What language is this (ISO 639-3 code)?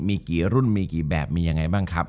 tha